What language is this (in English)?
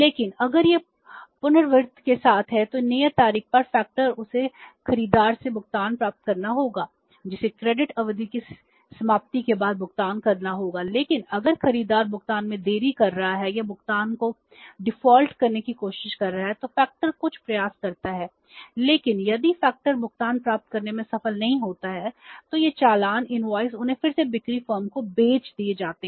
Hindi